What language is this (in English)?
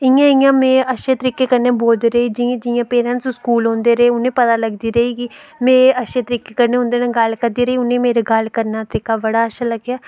Dogri